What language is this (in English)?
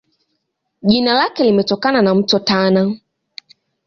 Swahili